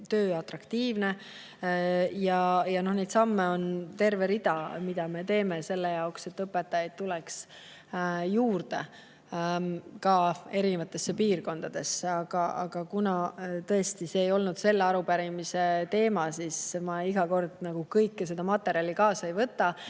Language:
Estonian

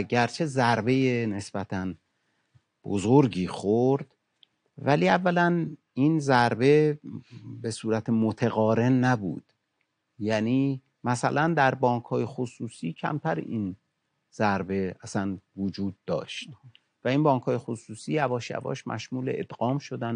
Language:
Persian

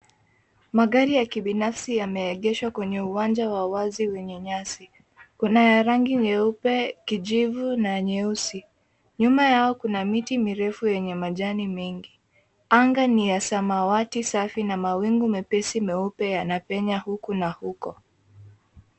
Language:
Swahili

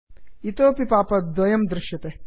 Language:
Sanskrit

